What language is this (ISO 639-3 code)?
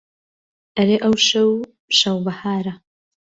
ckb